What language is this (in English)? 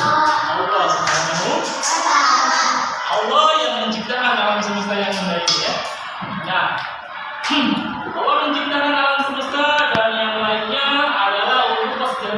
Indonesian